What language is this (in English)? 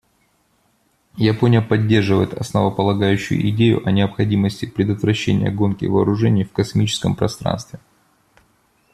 Russian